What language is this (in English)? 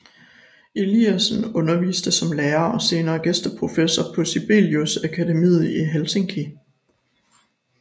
Danish